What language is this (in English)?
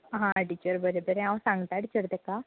Konkani